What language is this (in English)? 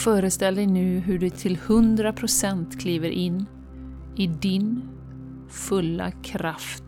Swedish